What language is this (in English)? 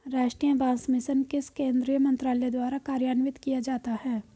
Hindi